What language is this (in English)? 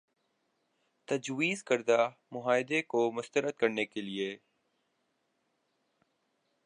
Urdu